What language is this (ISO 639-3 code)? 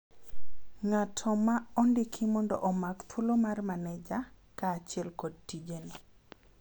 luo